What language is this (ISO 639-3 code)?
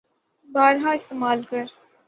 urd